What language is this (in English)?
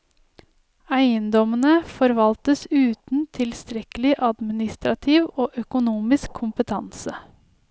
Norwegian